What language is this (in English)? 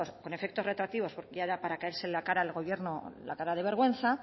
Spanish